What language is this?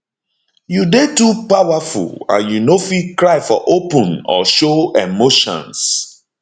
Nigerian Pidgin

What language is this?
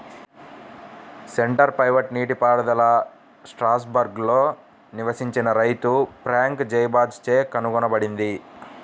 Telugu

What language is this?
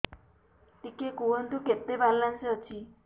Odia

